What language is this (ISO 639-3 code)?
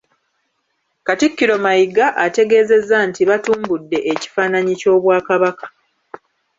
lug